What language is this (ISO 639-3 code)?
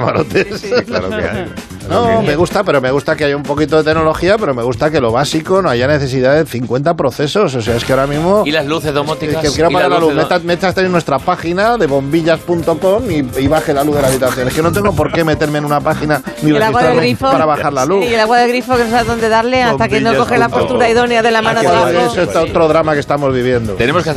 spa